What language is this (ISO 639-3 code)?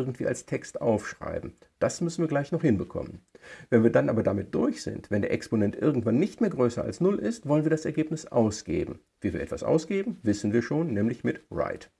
deu